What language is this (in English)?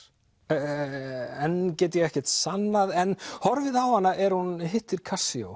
Icelandic